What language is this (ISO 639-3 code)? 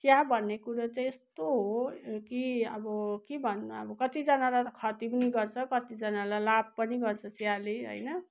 nep